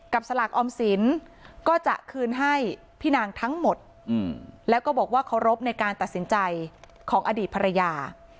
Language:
Thai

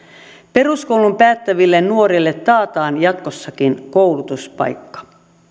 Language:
Finnish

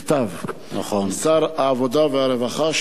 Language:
Hebrew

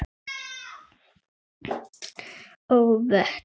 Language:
Icelandic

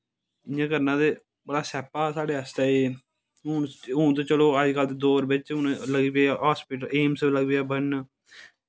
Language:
Dogri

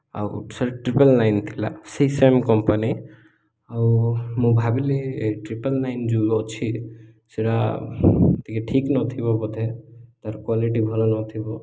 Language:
Odia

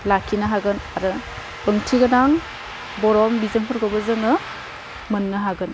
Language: Bodo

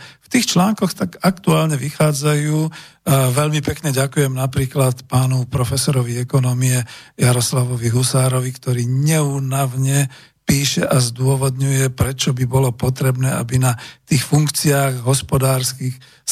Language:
Slovak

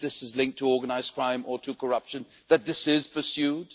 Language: English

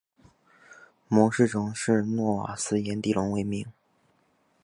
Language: Chinese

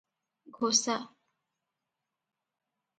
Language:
Odia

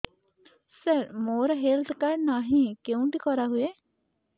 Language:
Odia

